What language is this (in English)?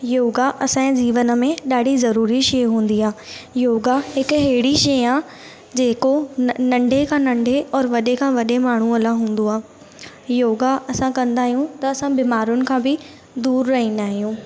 Sindhi